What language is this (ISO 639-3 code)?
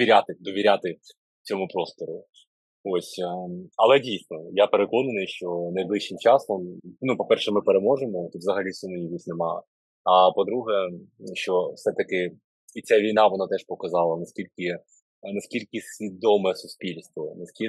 ukr